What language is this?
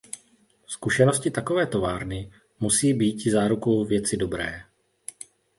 Czech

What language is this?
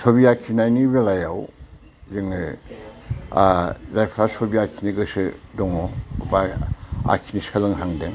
Bodo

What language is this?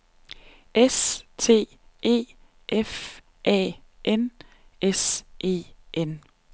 Danish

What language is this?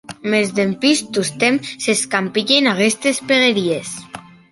Occitan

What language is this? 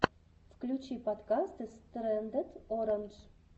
Russian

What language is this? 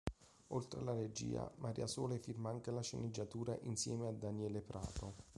Italian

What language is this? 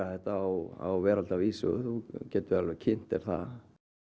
Icelandic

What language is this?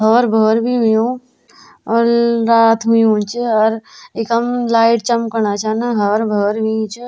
Garhwali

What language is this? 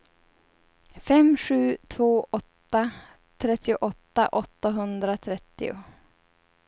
Swedish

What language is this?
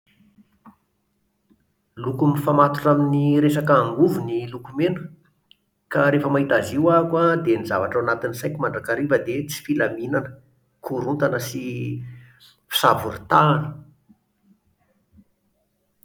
Malagasy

